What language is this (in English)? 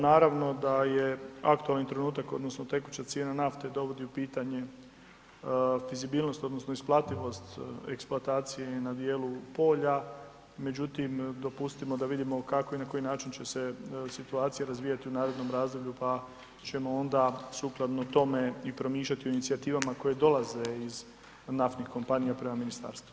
Croatian